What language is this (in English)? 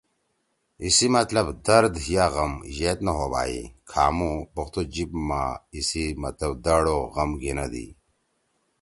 Torwali